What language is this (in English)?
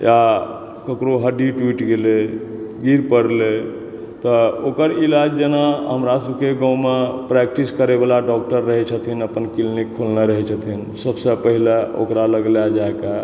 Maithili